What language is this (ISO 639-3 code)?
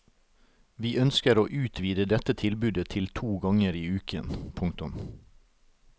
nor